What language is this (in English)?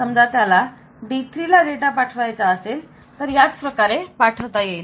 Marathi